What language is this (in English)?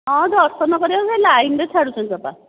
Odia